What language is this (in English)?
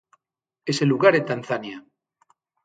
Galician